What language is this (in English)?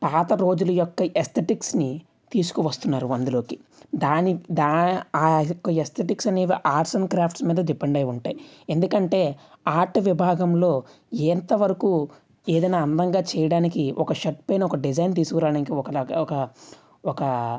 Telugu